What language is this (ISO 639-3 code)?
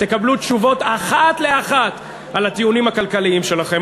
heb